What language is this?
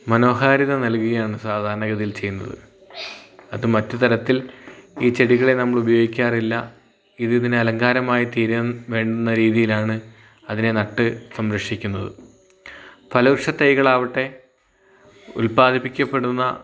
Malayalam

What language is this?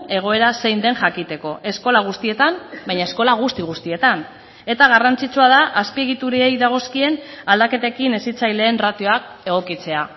Basque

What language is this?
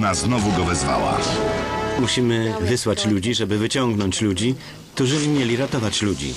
Polish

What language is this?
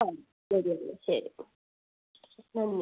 Malayalam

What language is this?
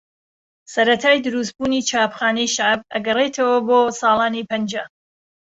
Central Kurdish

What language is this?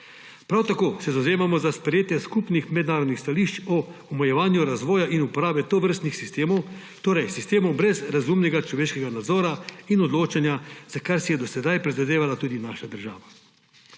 Slovenian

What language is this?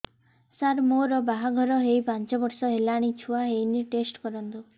Odia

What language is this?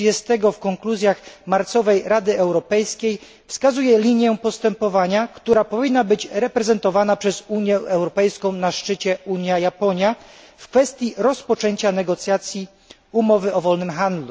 Polish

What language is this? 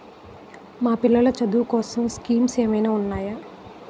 Telugu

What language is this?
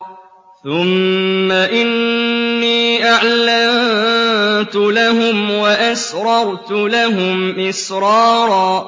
Arabic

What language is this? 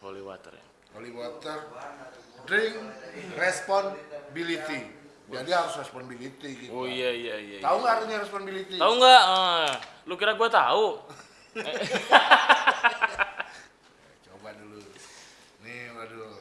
Indonesian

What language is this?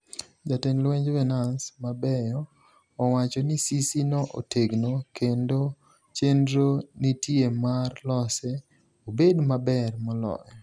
Luo (Kenya and Tanzania)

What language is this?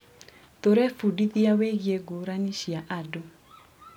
Kikuyu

